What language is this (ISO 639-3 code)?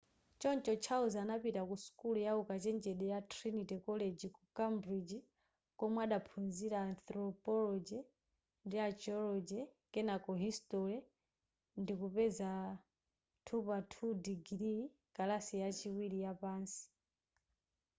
nya